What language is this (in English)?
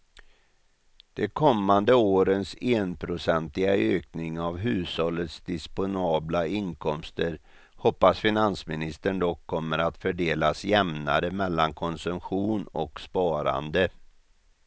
Swedish